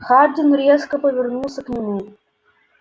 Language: Russian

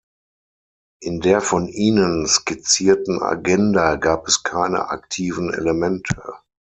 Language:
German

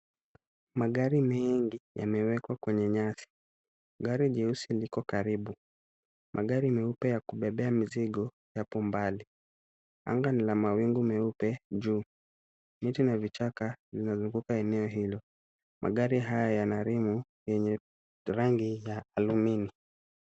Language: Swahili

